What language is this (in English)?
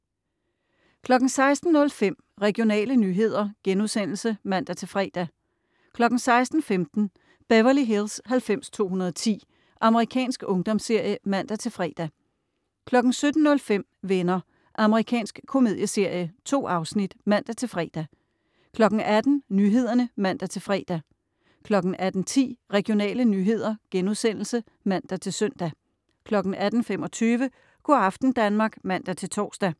Danish